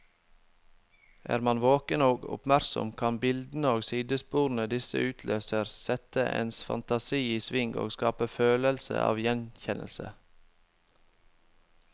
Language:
Norwegian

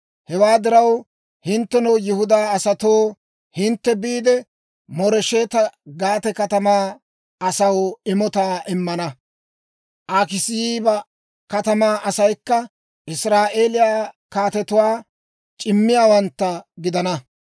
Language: Dawro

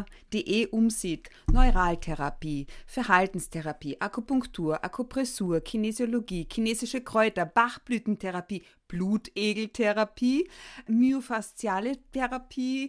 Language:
German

